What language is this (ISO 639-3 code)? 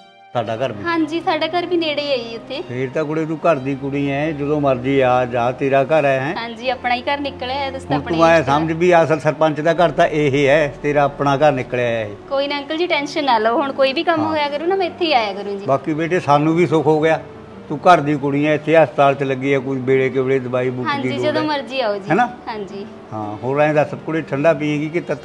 pan